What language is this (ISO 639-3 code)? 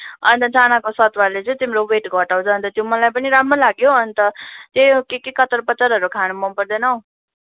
nep